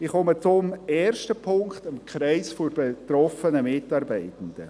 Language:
Swiss German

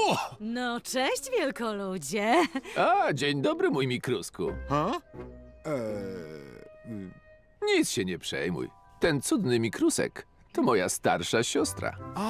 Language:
Polish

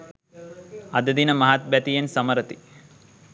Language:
Sinhala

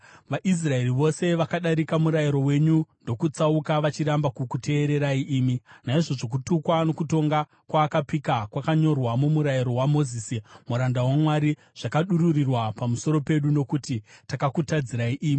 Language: Shona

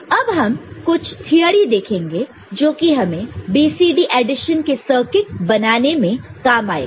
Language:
Hindi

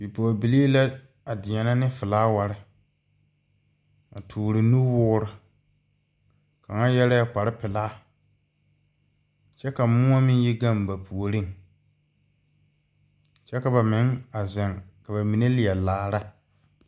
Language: Southern Dagaare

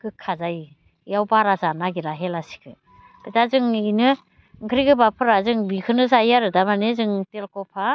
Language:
Bodo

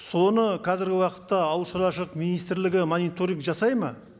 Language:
Kazakh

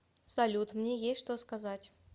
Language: Russian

